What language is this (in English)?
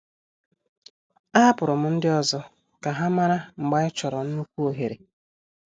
Igbo